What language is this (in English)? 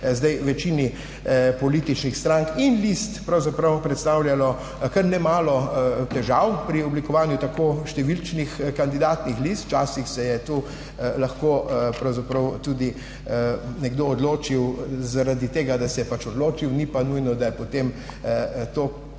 Slovenian